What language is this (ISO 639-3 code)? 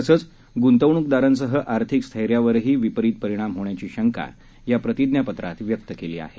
mar